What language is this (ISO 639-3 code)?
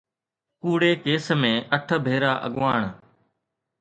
snd